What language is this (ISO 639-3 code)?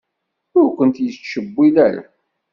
kab